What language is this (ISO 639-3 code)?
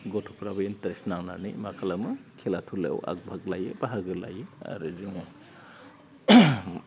brx